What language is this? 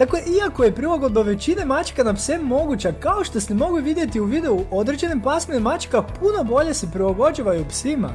Croatian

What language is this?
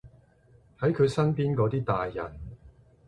Cantonese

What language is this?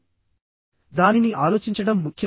Telugu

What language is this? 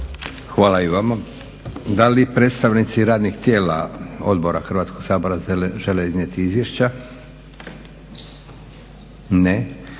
Croatian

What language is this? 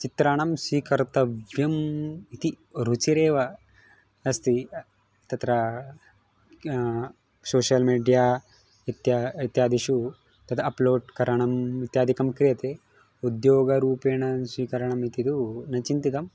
Sanskrit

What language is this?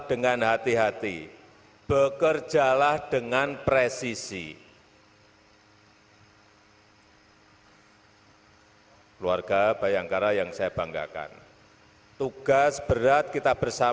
Indonesian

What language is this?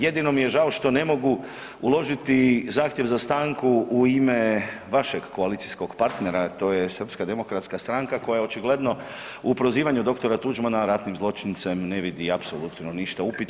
Croatian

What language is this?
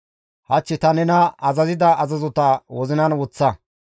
Gamo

